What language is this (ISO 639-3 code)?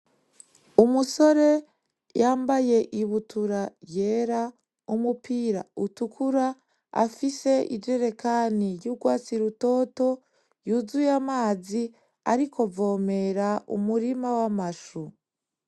run